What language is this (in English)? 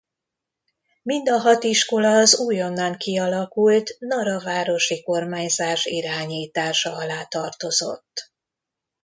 Hungarian